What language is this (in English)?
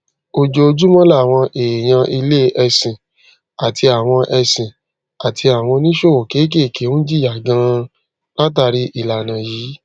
Yoruba